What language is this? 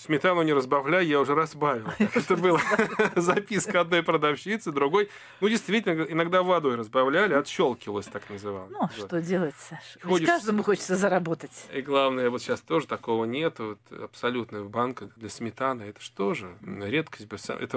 Russian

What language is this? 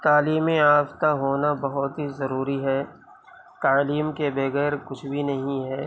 Urdu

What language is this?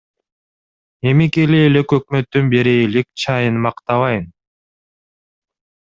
Kyrgyz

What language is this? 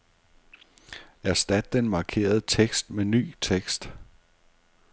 Danish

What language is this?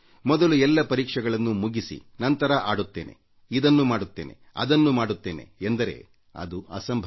Kannada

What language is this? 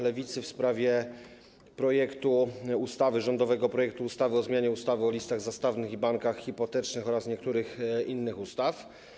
Polish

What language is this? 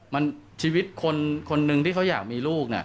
Thai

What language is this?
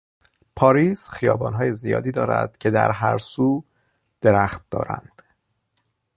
Persian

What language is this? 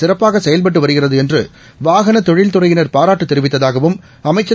Tamil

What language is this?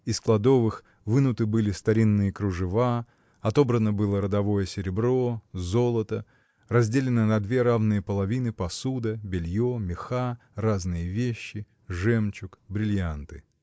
Russian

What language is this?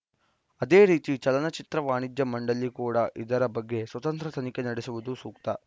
Kannada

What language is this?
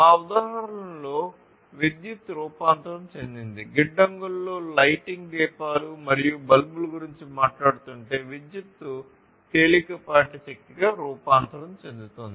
Telugu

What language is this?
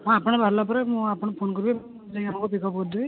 Odia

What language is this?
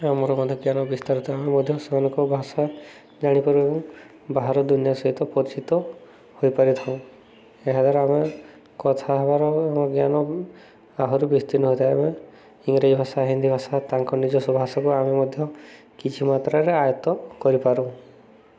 Odia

